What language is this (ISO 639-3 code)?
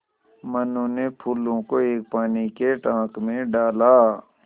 hin